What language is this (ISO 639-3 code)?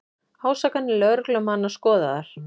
isl